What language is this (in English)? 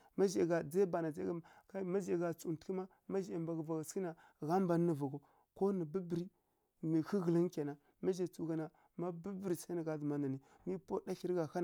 Kirya-Konzəl